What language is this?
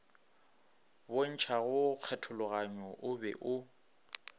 Northern Sotho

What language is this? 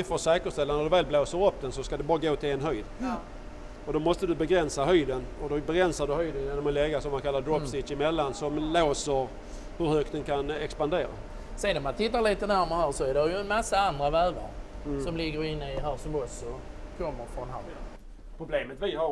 Swedish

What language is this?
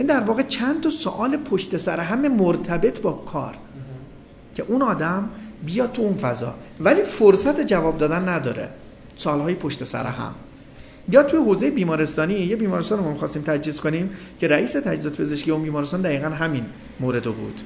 Persian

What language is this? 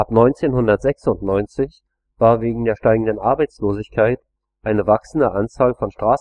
German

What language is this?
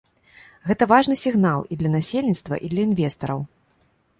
Belarusian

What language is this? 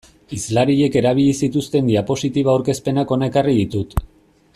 Basque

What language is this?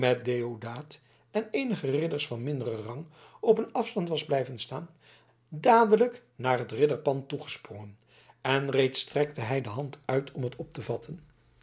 Dutch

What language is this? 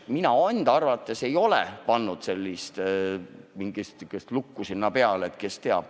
Estonian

